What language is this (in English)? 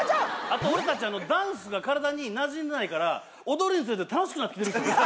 Japanese